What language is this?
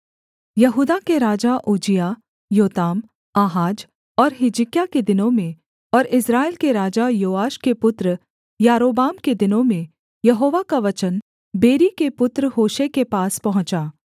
Hindi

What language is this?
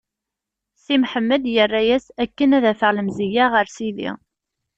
Kabyle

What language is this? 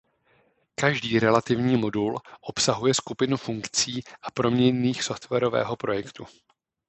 Czech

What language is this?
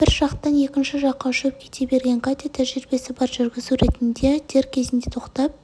Kazakh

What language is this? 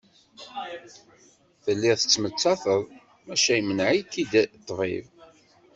Kabyle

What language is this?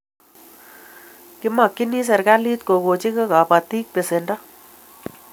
Kalenjin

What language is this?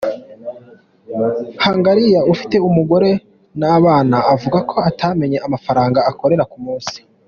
Kinyarwanda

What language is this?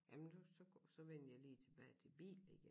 Danish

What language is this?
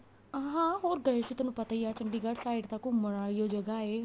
Punjabi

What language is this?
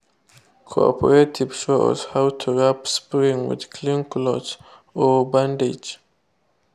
Nigerian Pidgin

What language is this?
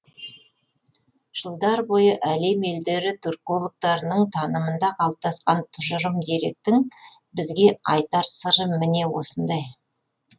Kazakh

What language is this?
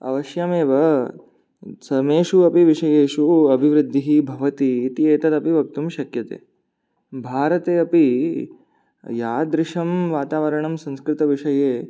Sanskrit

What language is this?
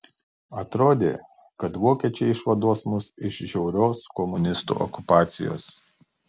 Lithuanian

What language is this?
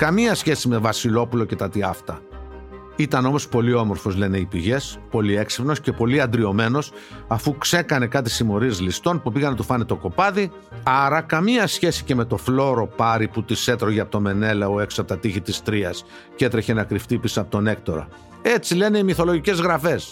Greek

